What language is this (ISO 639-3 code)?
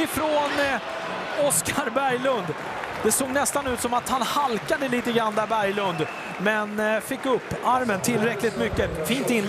swe